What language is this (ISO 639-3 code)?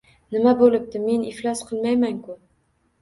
uzb